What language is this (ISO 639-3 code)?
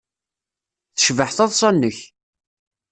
kab